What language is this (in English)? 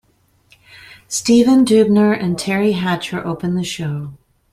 English